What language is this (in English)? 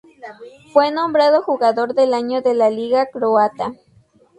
Spanish